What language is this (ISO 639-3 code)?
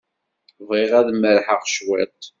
kab